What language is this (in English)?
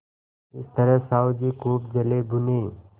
Hindi